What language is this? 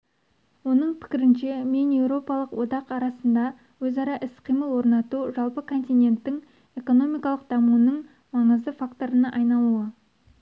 Kazakh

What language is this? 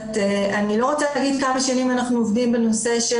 Hebrew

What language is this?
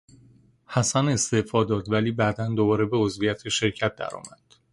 Persian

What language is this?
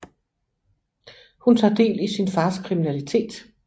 Danish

